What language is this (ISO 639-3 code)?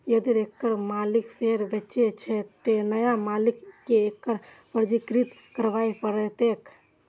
mai